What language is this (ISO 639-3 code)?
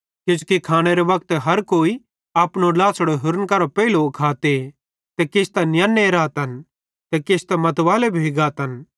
bhd